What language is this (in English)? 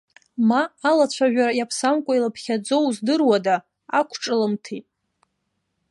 Abkhazian